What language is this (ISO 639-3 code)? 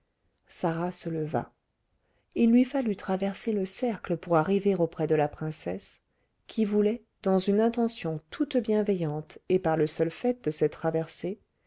fra